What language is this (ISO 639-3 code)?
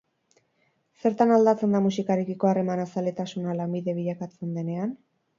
eus